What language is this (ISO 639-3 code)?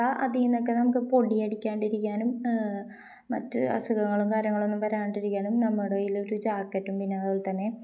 mal